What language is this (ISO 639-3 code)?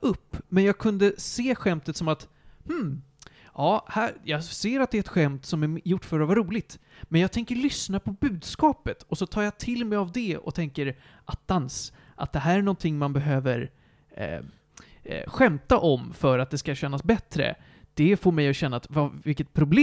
swe